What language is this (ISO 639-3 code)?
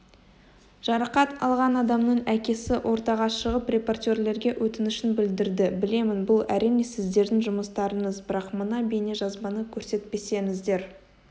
kaz